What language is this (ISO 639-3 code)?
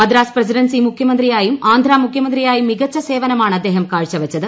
mal